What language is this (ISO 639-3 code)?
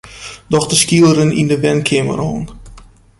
fry